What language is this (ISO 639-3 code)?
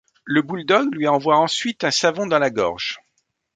fra